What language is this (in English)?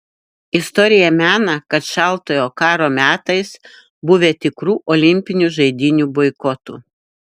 Lithuanian